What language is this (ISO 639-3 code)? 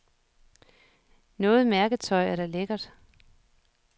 dan